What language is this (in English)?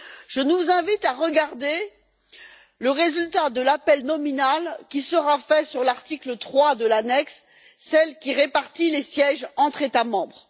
French